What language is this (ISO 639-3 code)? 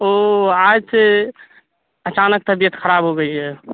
urd